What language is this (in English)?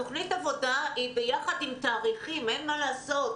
Hebrew